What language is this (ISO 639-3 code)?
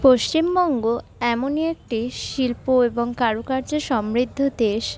ben